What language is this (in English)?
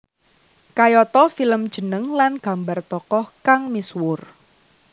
Javanese